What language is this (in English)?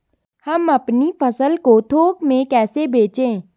Hindi